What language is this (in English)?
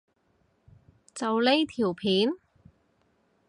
Cantonese